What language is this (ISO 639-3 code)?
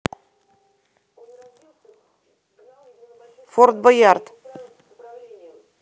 rus